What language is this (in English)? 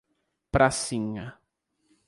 Portuguese